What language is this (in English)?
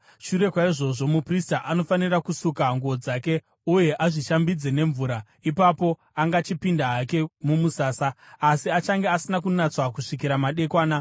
Shona